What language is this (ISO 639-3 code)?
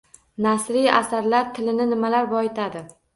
uzb